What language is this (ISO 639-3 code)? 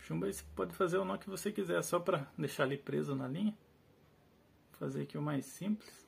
por